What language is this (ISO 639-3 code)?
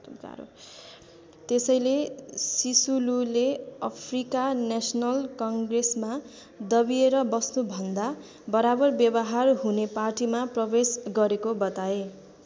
nep